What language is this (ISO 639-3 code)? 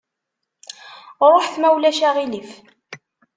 kab